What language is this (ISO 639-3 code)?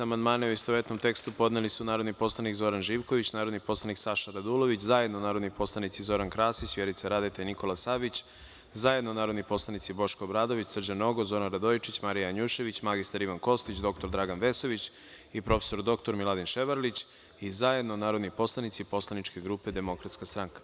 srp